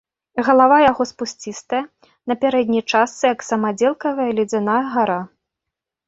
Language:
Belarusian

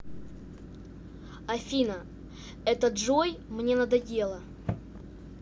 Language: Russian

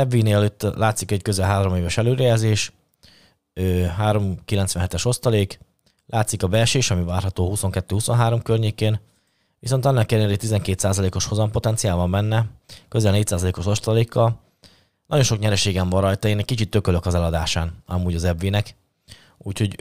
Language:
Hungarian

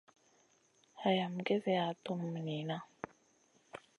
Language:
Masana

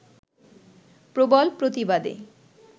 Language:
Bangla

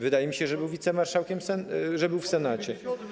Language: Polish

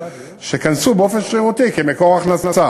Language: Hebrew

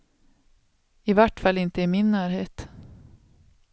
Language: Swedish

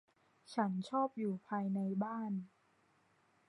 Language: Thai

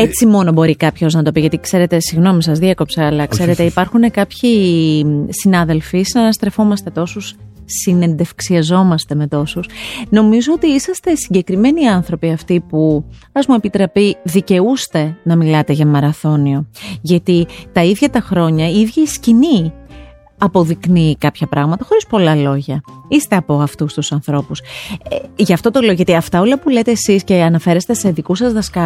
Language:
Greek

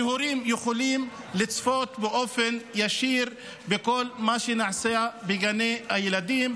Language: Hebrew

